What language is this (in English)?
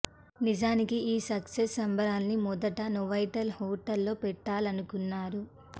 Telugu